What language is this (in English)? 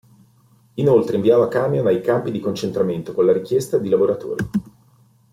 Italian